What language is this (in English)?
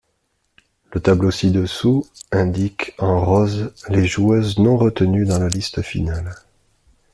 French